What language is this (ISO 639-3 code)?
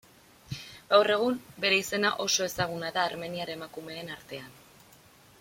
eus